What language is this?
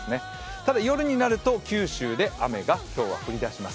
Japanese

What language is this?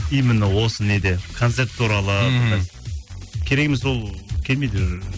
Kazakh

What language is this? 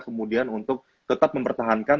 Indonesian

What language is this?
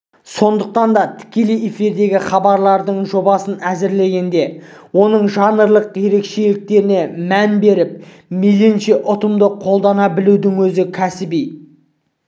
Kazakh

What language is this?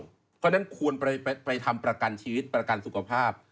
Thai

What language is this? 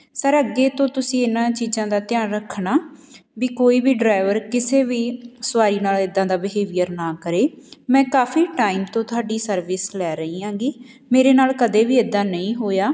Punjabi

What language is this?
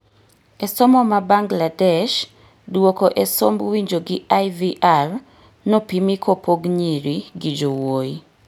Luo (Kenya and Tanzania)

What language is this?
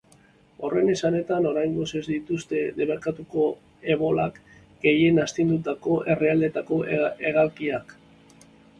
Basque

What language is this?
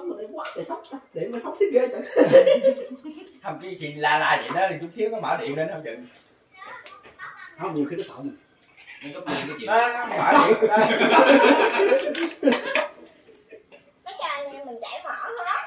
Vietnamese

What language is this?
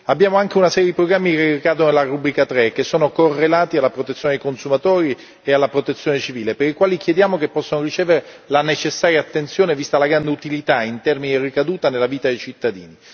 Italian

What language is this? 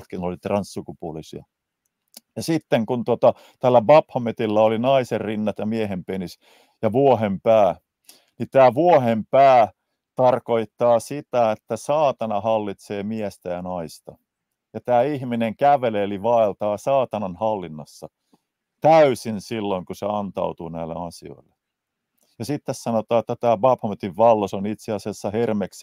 Finnish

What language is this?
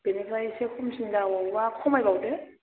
Bodo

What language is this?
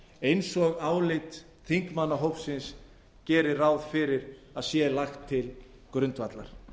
Icelandic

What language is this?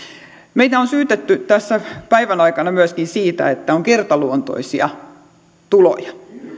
Finnish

